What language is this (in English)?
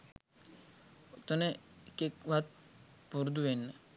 Sinhala